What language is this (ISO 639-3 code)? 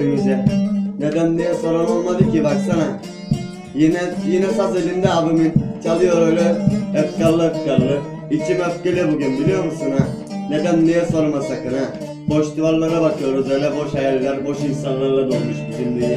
tur